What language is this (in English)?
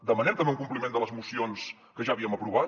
Catalan